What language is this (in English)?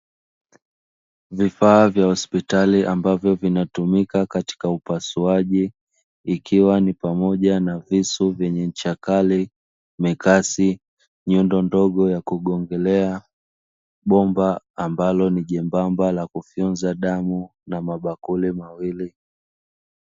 Swahili